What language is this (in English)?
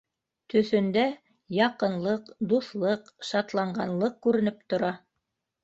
Bashkir